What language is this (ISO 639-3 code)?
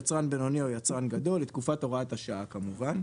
heb